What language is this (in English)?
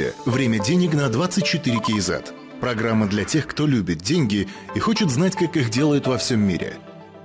Russian